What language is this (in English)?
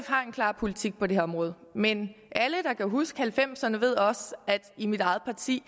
Danish